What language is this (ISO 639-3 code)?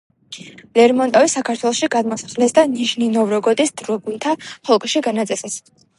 kat